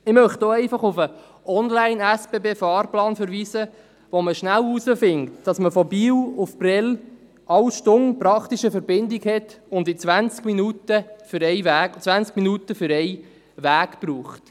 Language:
Swiss German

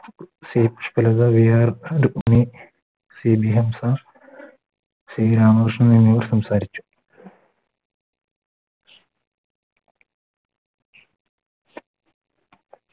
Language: Malayalam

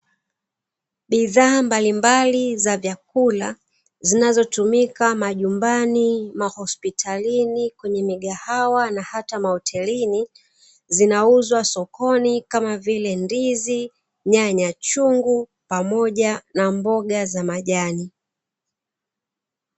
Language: Swahili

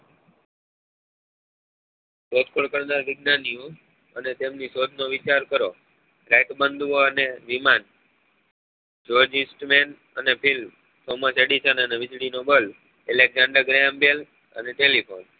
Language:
Gujarati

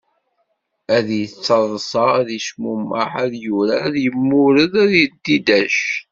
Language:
Kabyle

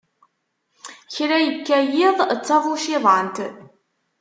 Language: Kabyle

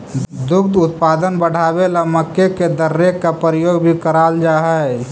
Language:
Magahi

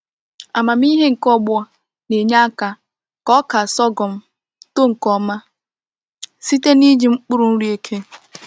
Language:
Igbo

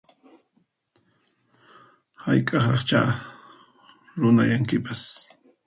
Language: Puno Quechua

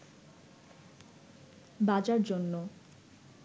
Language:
Bangla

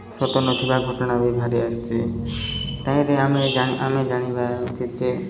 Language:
Odia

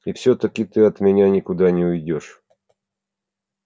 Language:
Russian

